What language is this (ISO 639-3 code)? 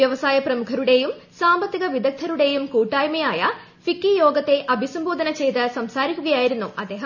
mal